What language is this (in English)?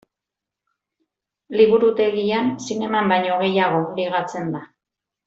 Basque